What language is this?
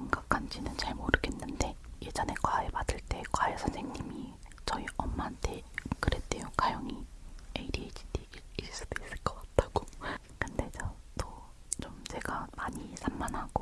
Korean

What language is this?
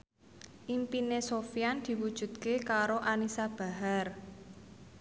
Javanese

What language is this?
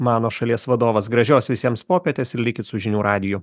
Lithuanian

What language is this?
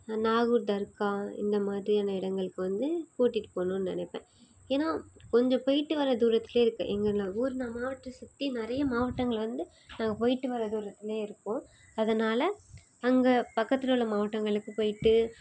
Tamil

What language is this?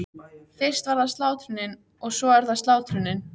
Icelandic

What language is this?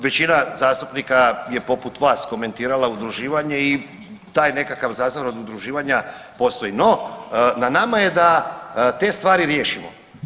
Croatian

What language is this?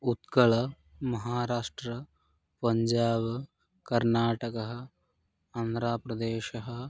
Sanskrit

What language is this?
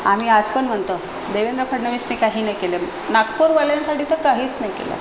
Marathi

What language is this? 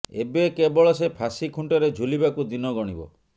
Odia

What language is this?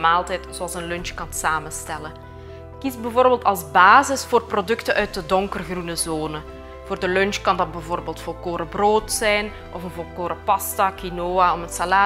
Dutch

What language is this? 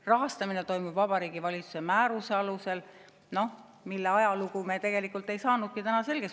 Estonian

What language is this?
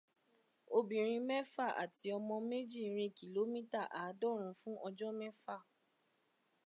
Yoruba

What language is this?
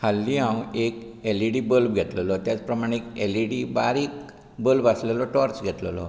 Konkani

